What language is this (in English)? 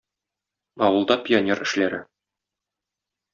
Tatar